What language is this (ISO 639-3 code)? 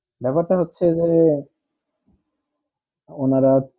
ben